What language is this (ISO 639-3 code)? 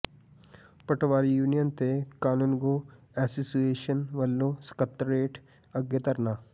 pan